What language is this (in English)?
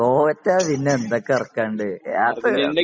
Malayalam